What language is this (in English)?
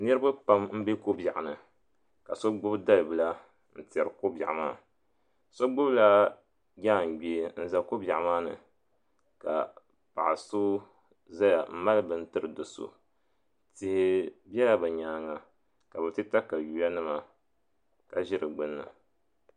Dagbani